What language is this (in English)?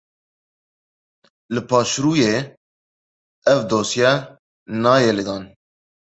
Kurdish